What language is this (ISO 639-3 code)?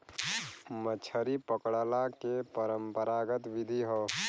bho